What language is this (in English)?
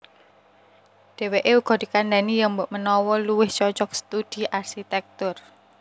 Javanese